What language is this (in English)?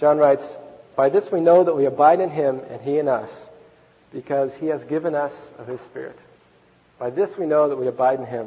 English